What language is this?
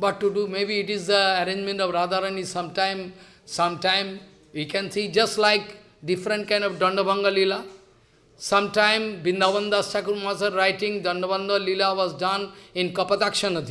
English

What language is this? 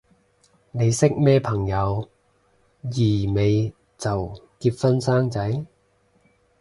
Cantonese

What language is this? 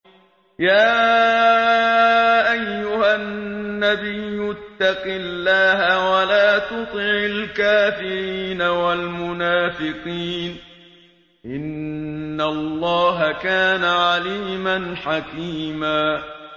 Arabic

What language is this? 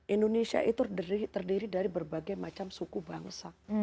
Indonesian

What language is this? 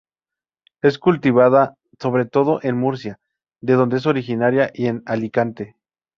Spanish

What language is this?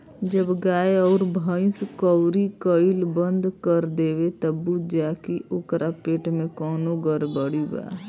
Bhojpuri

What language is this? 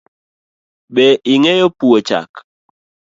Luo (Kenya and Tanzania)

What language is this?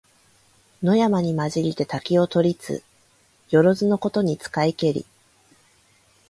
Japanese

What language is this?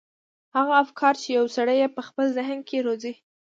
Pashto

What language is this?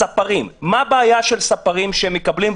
Hebrew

